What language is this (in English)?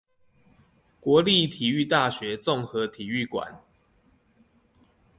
Chinese